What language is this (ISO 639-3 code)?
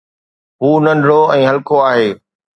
snd